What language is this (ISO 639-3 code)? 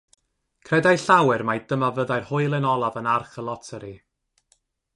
cym